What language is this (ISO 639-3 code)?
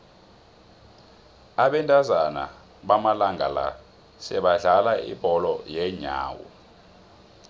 nbl